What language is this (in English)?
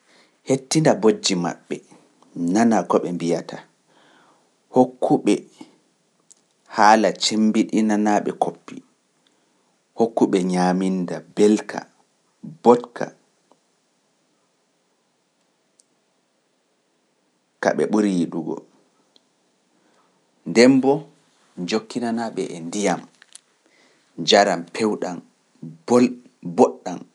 Pular